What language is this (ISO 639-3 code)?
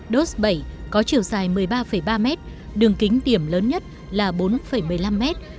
vie